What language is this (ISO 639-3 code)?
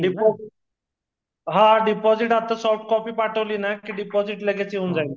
mar